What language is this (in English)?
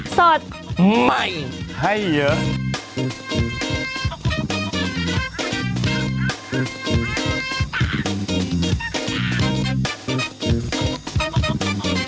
Thai